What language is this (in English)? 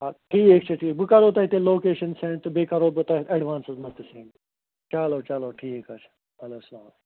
Kashmiri